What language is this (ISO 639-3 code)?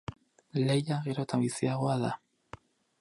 eus